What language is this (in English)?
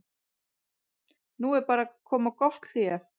Icelandic